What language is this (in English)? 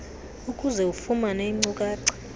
Xhosa